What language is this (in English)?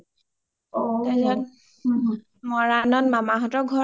Assamese